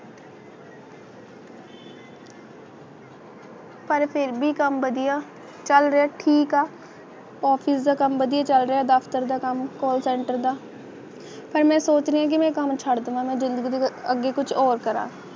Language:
Punjabi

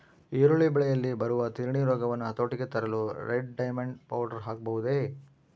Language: Kannada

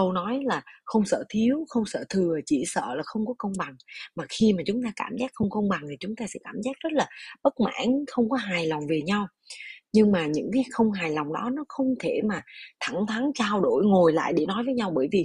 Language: Vietnamese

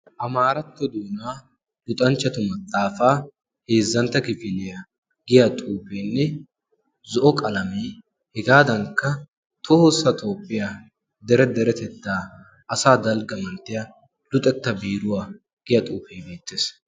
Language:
Wolaytta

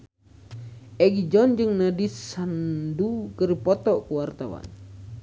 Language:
Sundanese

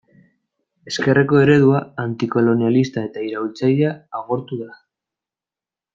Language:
Basque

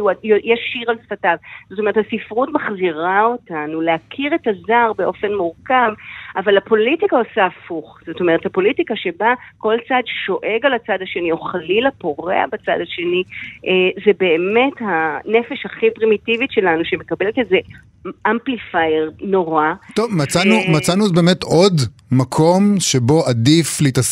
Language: Hebrew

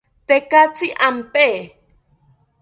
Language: South Ucayali Ashéninka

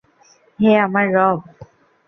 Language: Bangla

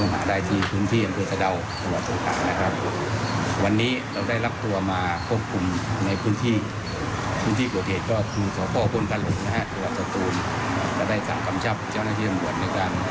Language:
Thai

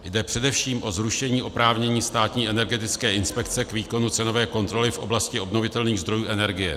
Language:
Czech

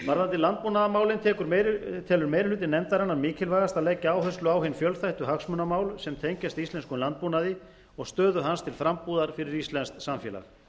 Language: Icelandic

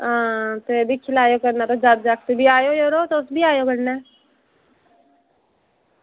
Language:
Dogri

